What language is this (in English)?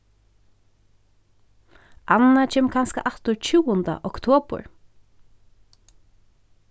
Faroese